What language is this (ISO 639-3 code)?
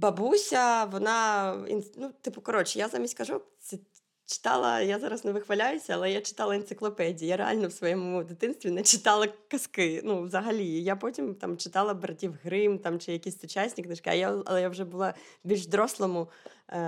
ukr